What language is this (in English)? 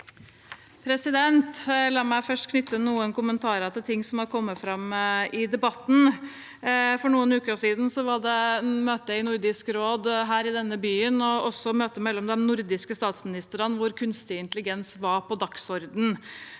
Norwegian